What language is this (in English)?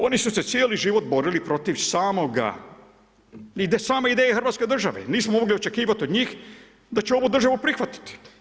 Croatian